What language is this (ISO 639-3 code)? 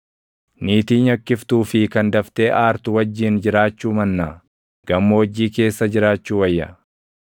orm